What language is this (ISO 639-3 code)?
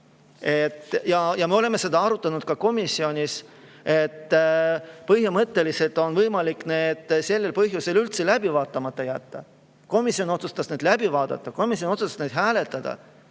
est